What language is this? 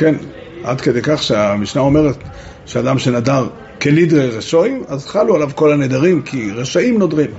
Hebrew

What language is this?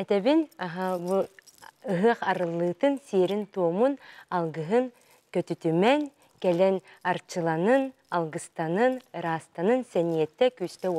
Turkish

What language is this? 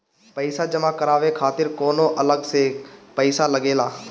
Bhojpuri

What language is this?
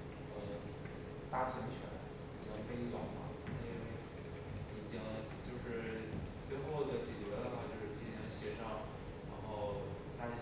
Chinese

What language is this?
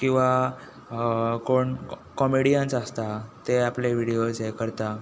Konkani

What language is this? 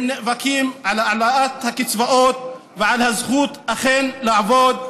Hebrew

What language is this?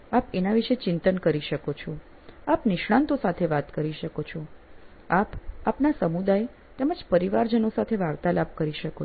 Gujarati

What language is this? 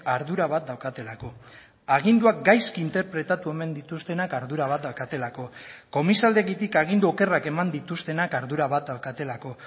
Basque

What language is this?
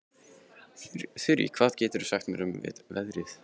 Icelandic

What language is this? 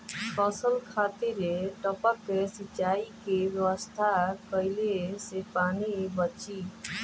Bhojpuri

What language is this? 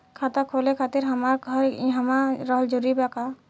Bhojpuri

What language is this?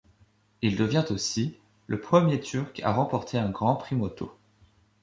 French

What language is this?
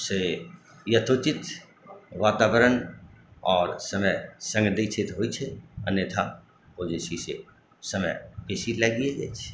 Maithili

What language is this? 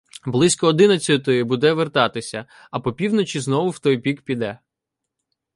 Ukrainian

